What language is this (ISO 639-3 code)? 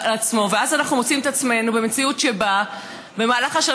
heb